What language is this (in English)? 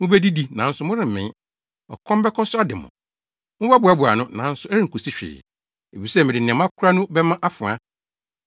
Akan